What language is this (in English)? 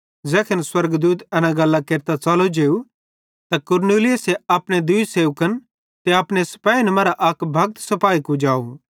Bhadrawahi